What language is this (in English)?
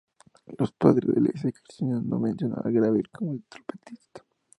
Spanish